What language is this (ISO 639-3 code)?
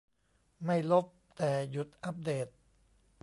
tha